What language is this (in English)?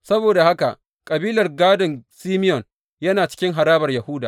Hausa